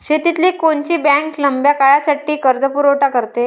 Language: Marathi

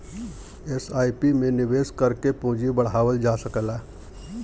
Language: Bhojpuri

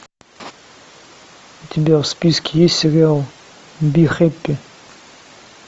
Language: Russian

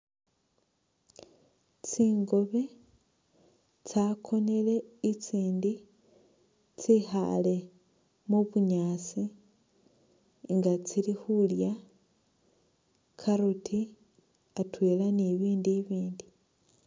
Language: Masaaba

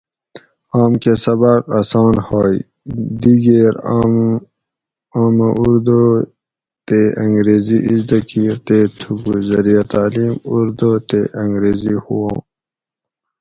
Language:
Gawri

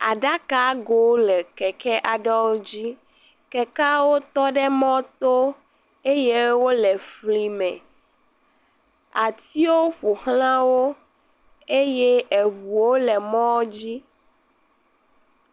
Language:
Ewe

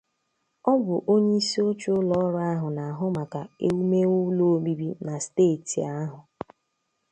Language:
Igbo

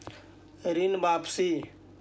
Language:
Magahi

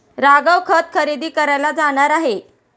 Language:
Marathi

